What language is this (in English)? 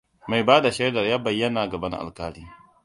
Hausa